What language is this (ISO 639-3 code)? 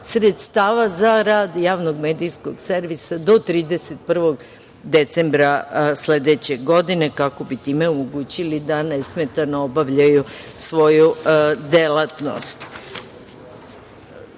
srp